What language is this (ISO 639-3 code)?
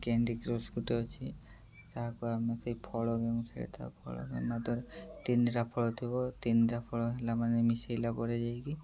ori